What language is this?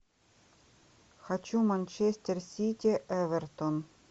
Russian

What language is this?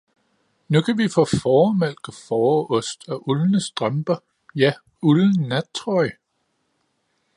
Danish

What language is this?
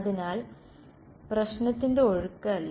Malayalam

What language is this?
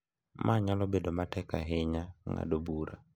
Luo (Kenya and Tanzania)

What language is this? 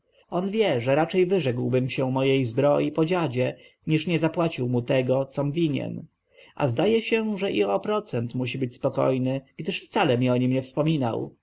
Polish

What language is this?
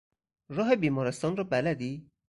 Persian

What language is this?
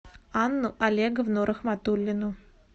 Russian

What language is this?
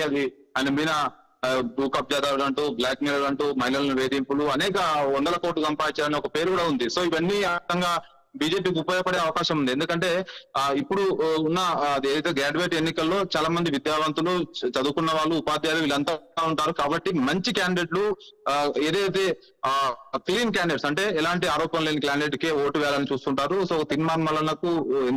Telugu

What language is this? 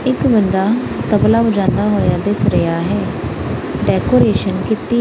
Punjabi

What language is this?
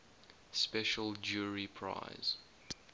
English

